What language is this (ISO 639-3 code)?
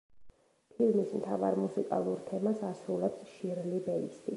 kat